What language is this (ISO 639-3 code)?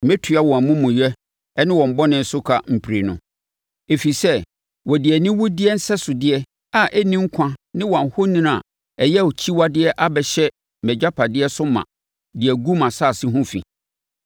aka